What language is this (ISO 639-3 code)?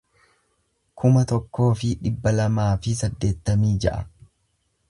orm